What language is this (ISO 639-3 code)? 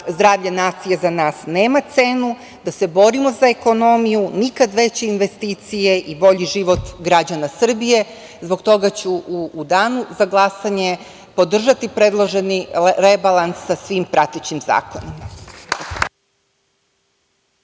srp